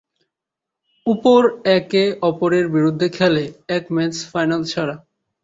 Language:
Bangla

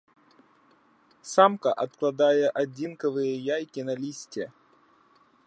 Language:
Belarusian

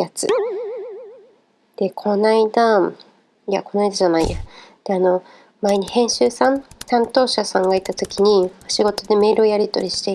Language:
Japanese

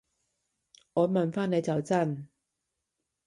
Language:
Cantonese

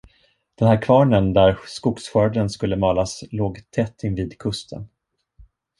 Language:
Swedish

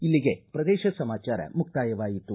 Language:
Kannada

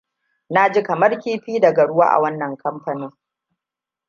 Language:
Hausa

